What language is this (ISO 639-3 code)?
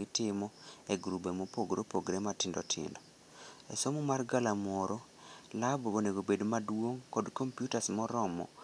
luo